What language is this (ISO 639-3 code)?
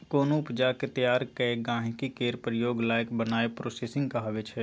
mai